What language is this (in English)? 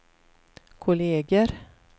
Swedish